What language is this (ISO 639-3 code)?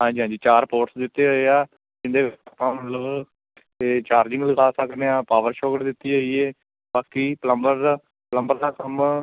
pan